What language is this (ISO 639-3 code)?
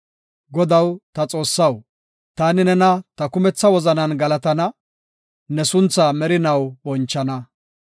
gof